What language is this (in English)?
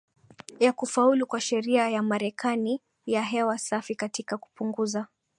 Swahili